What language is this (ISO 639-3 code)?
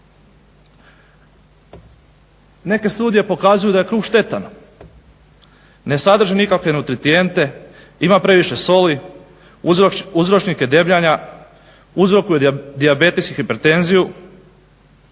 hrv